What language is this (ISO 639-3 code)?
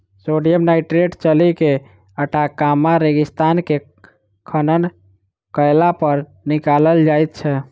mai